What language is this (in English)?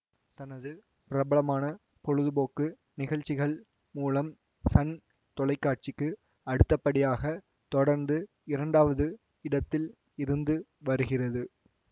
Tamil